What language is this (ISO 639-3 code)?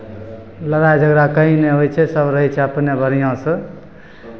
mai